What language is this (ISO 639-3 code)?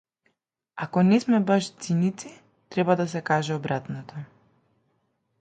mkd